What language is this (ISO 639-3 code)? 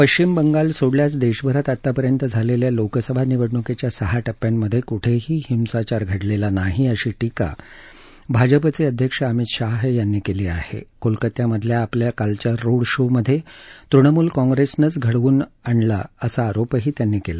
mar